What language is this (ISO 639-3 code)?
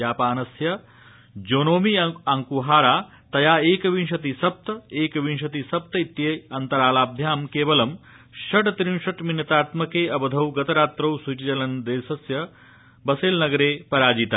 san